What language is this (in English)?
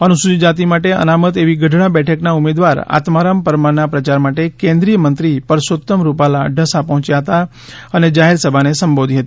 Gujarati